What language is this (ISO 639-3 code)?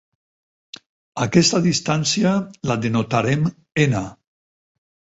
cat